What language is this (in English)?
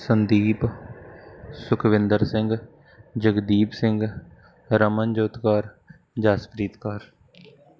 Punjabi